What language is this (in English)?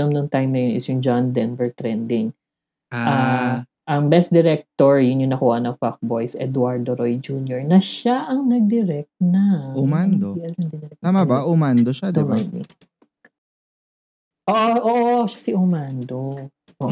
Filipino